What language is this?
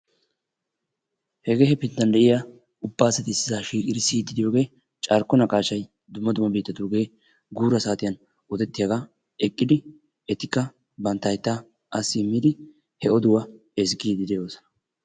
Wolaytta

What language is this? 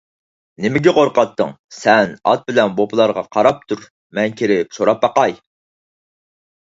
Uyghur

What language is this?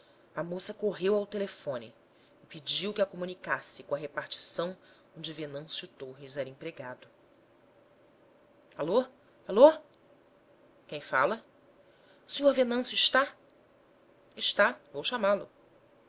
Portuguese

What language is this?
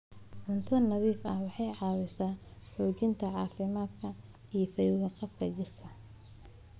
Somali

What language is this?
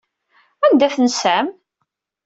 Kabyle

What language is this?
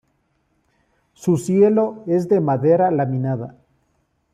Spanish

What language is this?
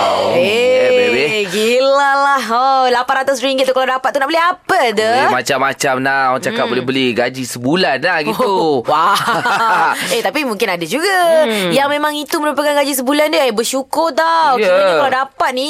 Malay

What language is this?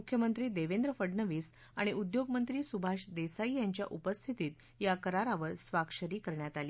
Marathi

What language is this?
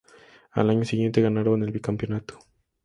Spanish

